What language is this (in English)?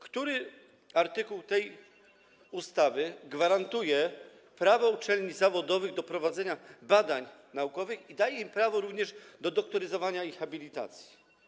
Polish